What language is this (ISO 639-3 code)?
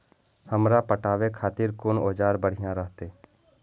mai